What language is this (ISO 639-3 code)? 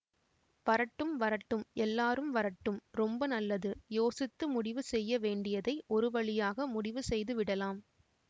tam